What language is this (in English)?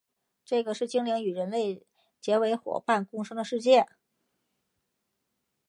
Chinese